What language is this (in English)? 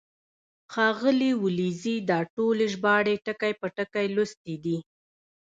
Pashto